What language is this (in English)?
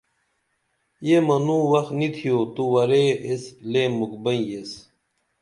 Dameli